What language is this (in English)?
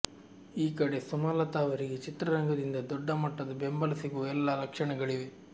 Kannada